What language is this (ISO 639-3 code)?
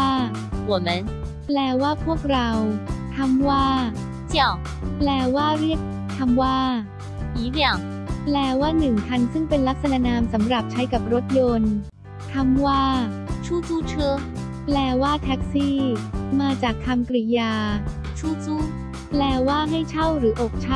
tha